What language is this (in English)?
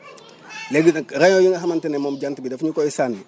Wolof